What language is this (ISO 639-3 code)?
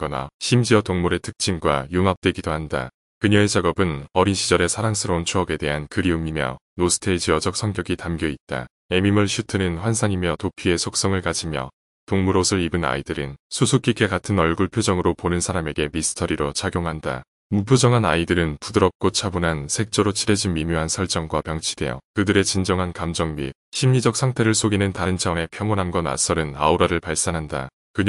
kor